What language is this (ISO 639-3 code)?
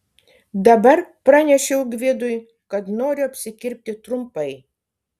lit